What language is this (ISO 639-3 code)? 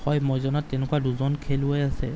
asm